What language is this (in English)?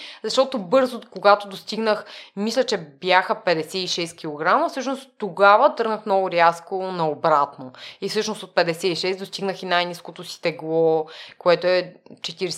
Bulgarian